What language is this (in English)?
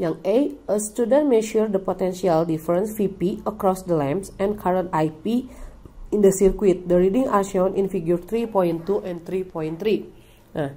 Indonesian